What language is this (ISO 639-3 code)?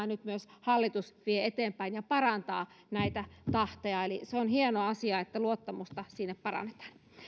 fin